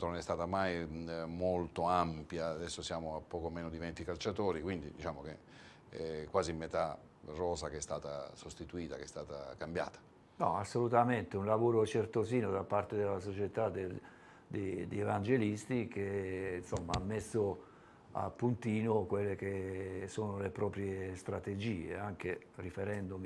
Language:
Italian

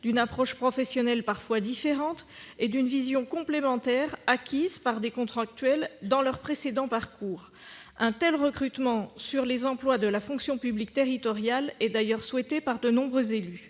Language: French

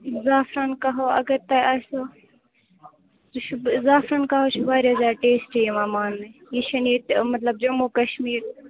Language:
Kashmiri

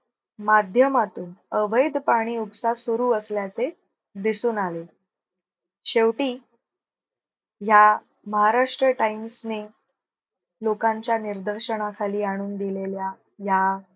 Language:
Marathi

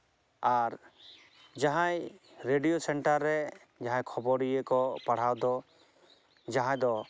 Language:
Santali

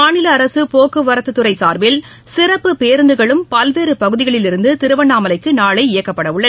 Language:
Tamil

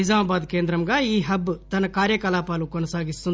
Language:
Telugu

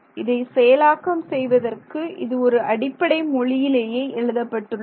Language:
Tamil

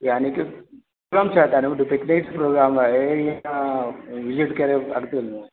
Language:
Sindhi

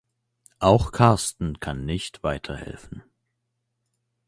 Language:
German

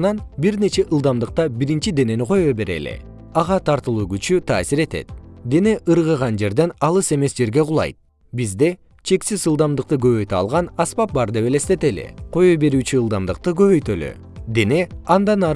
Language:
Kyrgyz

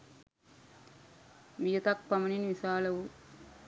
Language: Sinhala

